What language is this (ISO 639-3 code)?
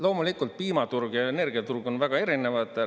est